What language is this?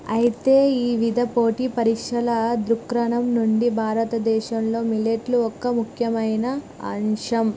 Telugu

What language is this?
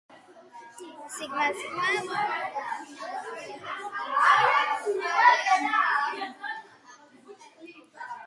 Georgian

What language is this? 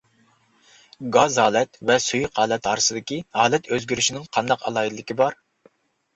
Uyghur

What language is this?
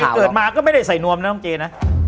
Thai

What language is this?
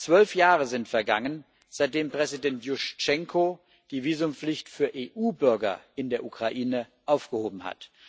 German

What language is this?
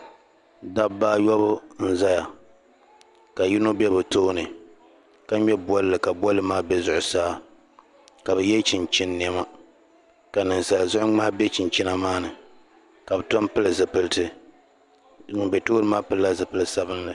Dagbani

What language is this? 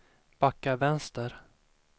Swedish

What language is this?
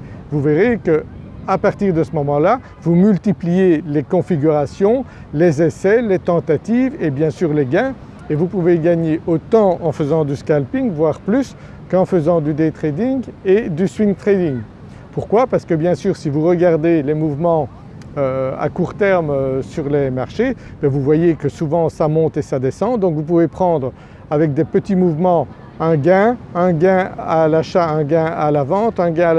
French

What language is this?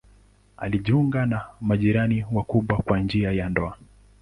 Swahili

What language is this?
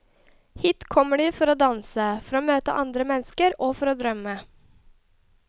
Norwegian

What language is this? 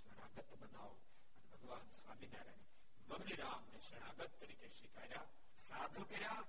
Gujarati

